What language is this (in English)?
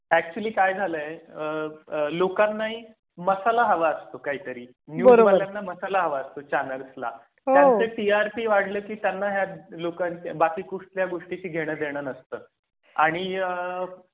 Marathi